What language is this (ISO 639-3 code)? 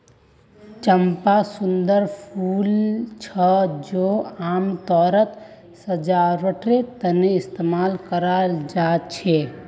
mag